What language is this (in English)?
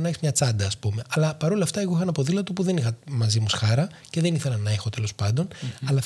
Greek